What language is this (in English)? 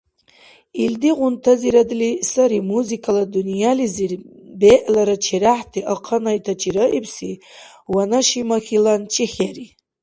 Dargwa